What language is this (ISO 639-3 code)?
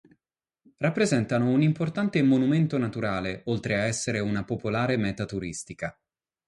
ita